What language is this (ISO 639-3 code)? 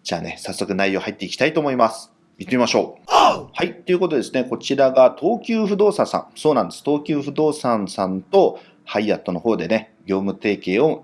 jpn